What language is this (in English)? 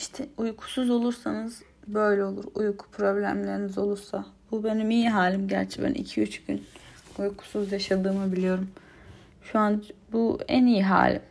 Turkish